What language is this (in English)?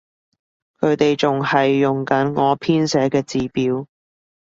Cantonese